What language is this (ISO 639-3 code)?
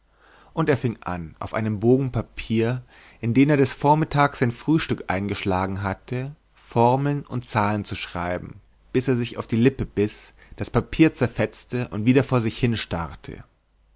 deu